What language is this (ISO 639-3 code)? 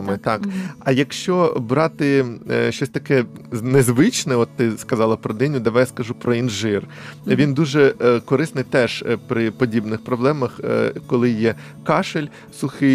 ukr